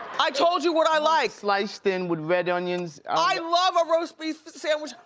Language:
English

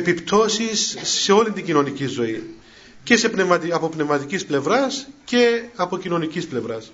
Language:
Greek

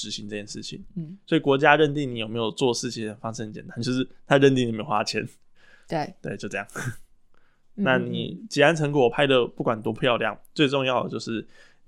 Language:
Chinese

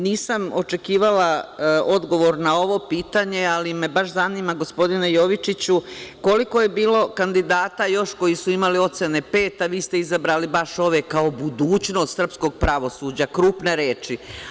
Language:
Serbian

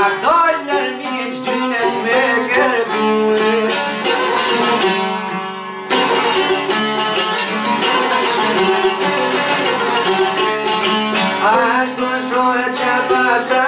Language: Romanian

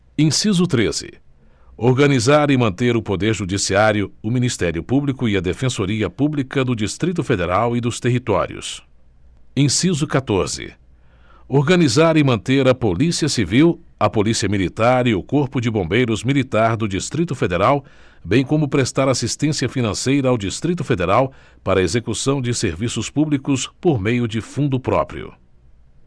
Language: Portuguese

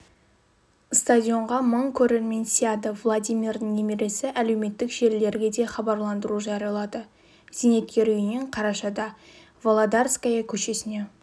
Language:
Kazakh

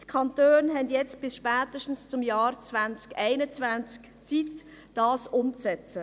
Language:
Swiss German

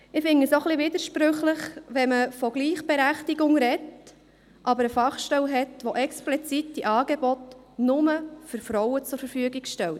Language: Swiss German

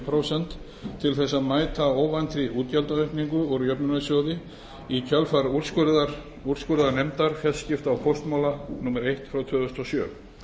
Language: Icelandic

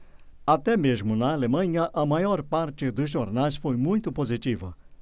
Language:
Portuguese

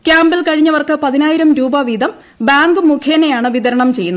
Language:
Malayalam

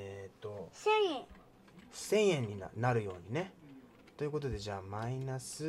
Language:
Japanese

